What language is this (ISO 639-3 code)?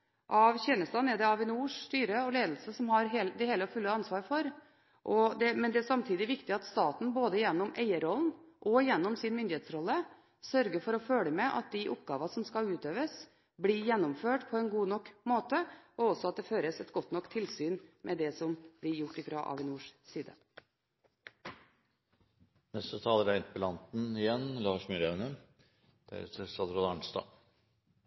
nob